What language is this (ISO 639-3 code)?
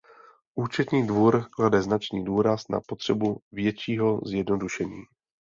ces